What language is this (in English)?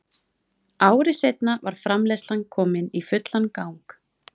Icelandic